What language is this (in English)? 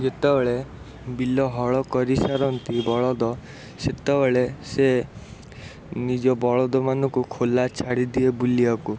Odia